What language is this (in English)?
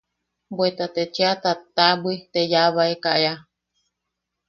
Yaqui